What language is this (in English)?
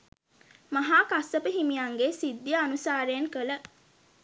Sinhala